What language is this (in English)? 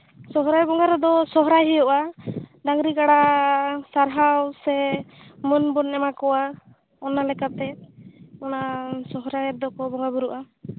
Santali